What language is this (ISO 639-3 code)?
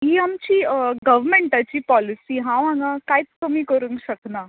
kok